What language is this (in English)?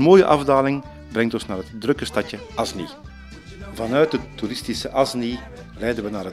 Dutch